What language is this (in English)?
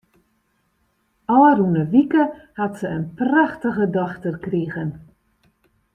Western Frisian